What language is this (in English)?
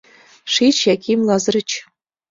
Mari